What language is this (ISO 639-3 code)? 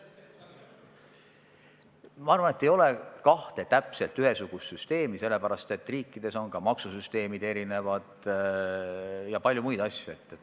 est